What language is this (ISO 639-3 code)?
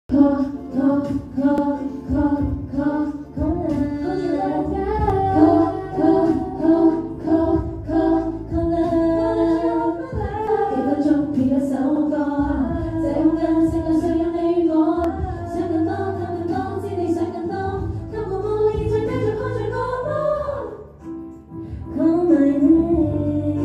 ind